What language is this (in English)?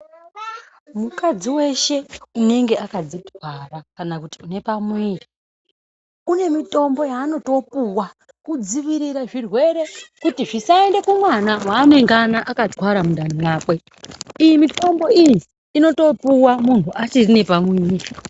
Ndau